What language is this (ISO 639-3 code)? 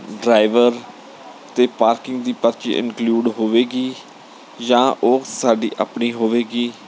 pan